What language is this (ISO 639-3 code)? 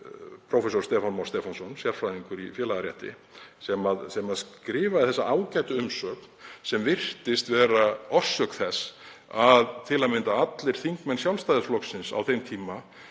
isl